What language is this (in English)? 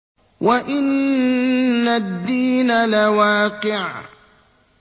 Arabic